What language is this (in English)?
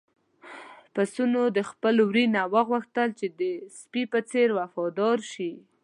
Pashto